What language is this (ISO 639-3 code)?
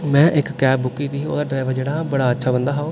doi